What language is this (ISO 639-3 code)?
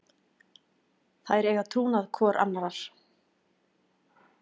isl